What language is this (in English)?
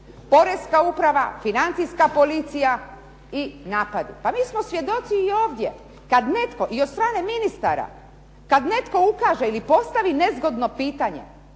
Croatian